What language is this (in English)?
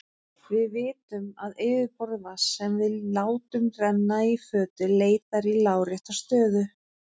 Icelandic